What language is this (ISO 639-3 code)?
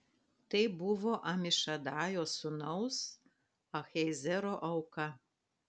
lit